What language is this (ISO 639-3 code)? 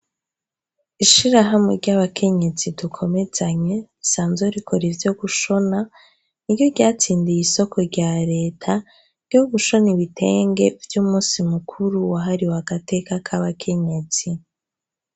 run